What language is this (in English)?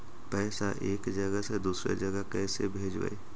Magahi